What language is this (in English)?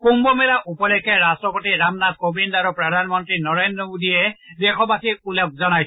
Assamese